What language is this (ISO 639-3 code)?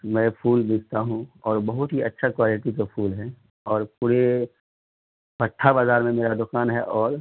urd